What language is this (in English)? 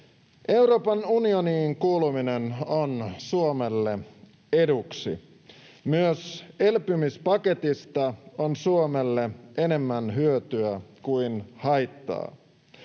Finnish